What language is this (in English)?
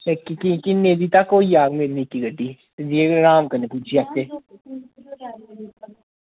Dogri